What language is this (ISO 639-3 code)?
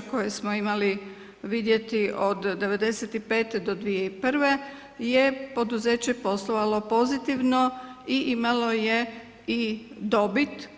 hrv